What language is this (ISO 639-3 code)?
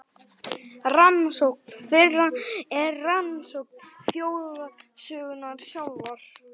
isl